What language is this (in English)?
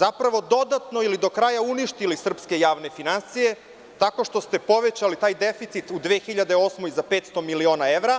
Serbian